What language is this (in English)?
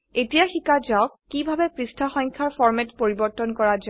Assamese